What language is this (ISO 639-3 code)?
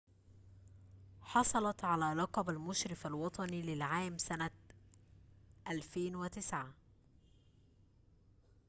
ara